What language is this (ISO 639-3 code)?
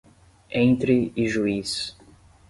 por